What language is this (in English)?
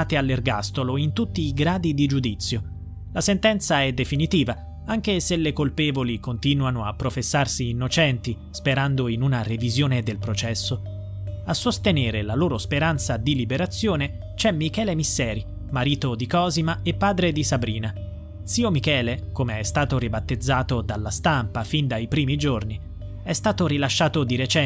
Italian